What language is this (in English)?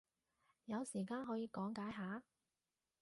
Cantonese